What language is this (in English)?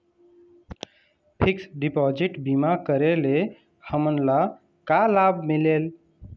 Chhattisgarhi